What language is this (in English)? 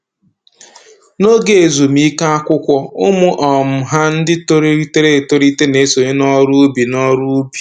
Igbo